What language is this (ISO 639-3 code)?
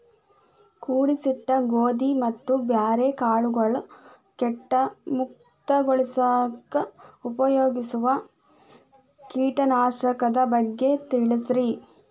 kan